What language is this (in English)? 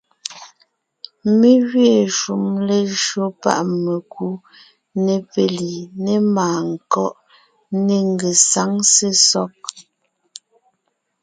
Ngiemboon